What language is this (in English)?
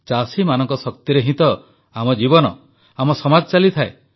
Odia